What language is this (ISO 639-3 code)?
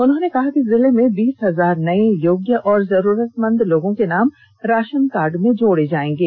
hin